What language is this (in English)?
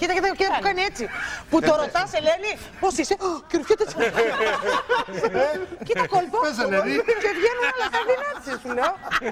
Greek